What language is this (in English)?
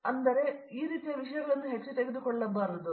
Kannada